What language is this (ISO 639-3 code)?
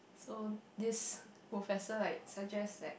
eng